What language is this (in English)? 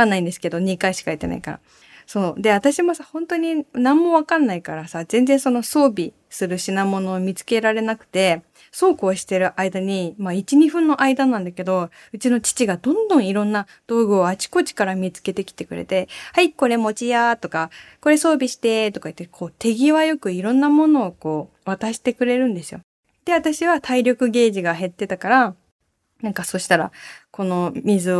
Japanese